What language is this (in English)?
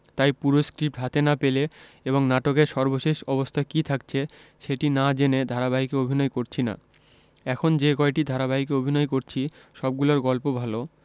Bangla